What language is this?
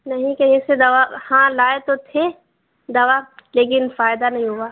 Urdu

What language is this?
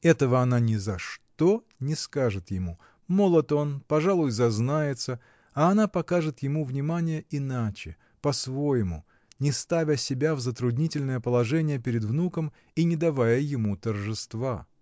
Russian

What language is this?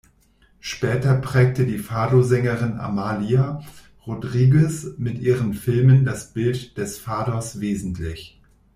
German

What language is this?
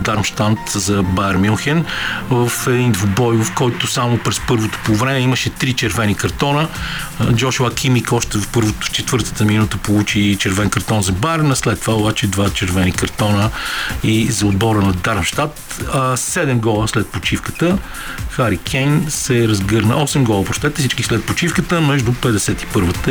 Bulgarian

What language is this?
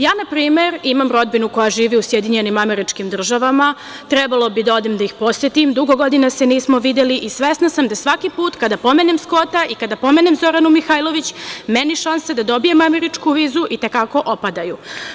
Serbian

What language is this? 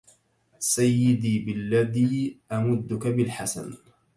Arabic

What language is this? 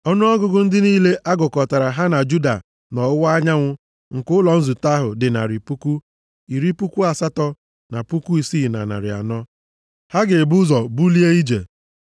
Igbo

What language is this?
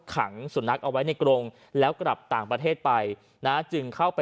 Thai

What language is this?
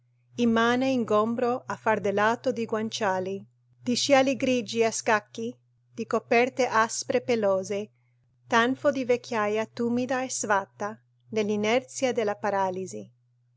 Italian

